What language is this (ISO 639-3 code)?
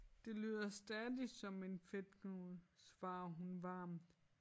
dan